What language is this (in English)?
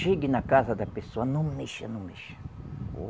Portuguese